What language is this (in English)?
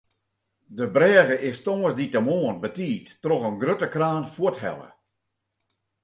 Western Frisian